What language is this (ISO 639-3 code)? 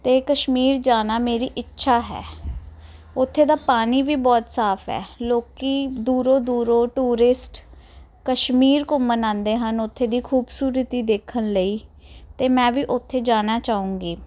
pan